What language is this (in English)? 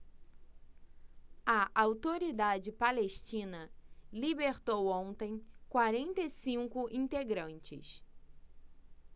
Portuguese